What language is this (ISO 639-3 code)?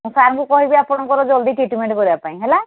ori